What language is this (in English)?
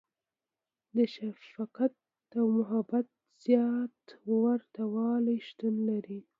Pashto